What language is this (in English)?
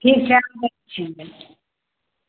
Maithili